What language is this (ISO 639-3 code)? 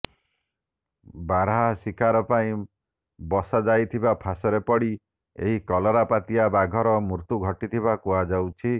ori